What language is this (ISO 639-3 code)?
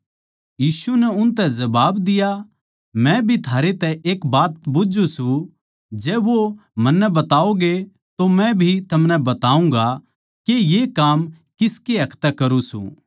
bgc